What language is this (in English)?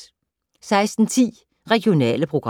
Danish